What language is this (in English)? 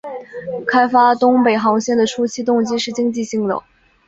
Chinese